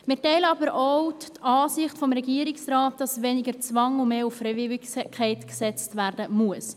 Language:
Swiss German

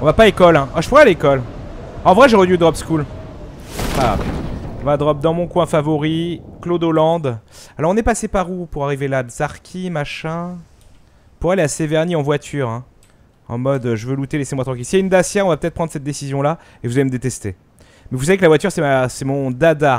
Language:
French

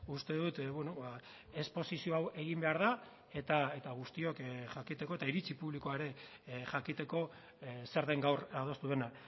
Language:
Basque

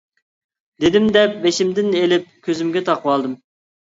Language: Uyghur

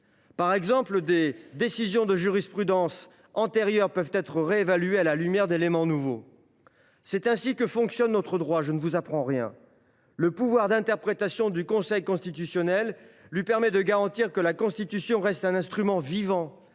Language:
French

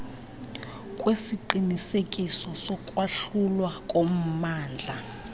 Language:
Xhosa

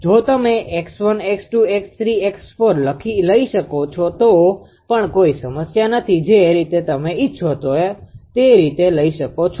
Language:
Gujarati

